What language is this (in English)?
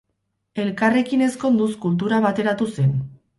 Basque